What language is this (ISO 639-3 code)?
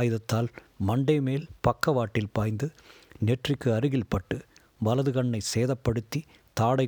tam